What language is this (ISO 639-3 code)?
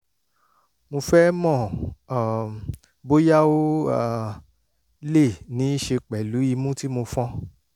yor